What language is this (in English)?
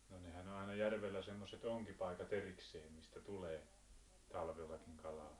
Finnish